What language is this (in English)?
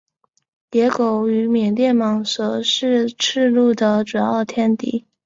Chinese